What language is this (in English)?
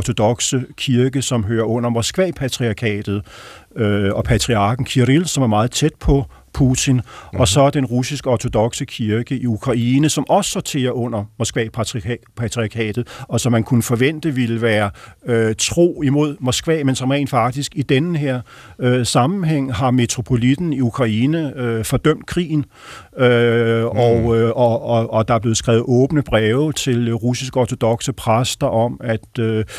Danish